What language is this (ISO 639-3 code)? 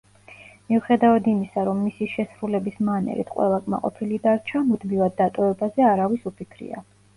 kat